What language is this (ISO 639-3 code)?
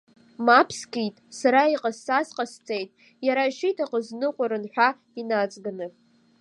abk